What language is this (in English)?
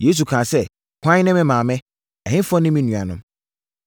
Akan